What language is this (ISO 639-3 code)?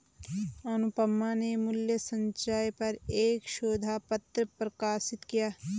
hin